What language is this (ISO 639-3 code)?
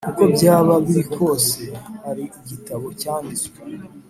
kin